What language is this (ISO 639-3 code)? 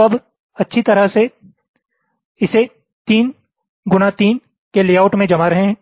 hin